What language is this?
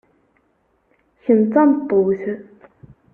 Kabyle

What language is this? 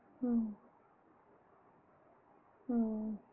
Tamil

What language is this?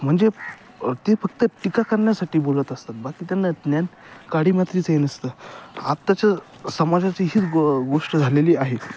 Marathi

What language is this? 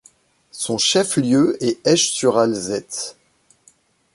French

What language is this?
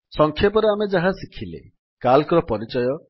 Odia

